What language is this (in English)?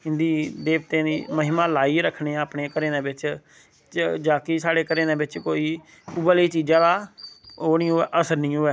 Dogri